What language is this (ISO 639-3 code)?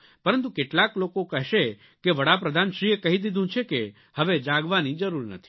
guj